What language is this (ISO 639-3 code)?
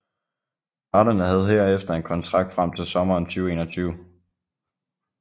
dan